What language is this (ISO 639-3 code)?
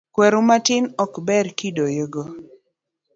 luo